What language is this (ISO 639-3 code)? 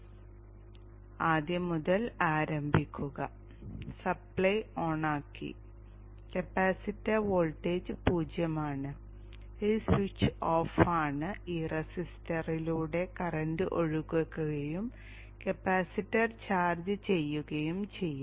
mal